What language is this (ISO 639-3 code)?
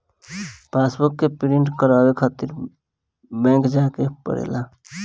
bho